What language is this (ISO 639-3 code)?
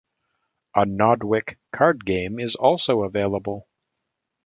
eng